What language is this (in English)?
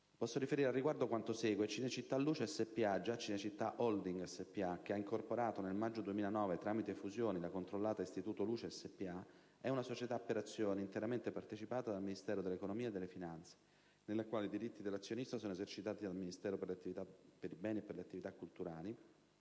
Italian